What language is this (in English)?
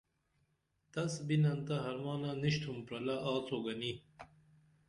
Dameli